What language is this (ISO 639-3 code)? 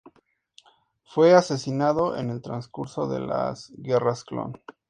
spa